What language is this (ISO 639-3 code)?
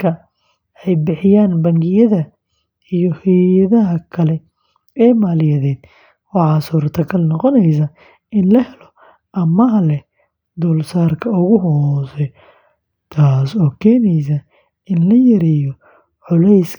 som